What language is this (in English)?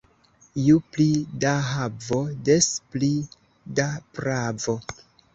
Esperanto